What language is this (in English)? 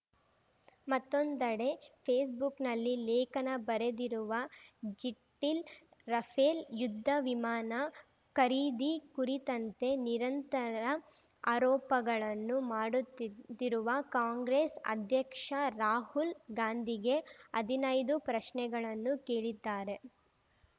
Kannada